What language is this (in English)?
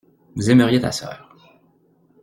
French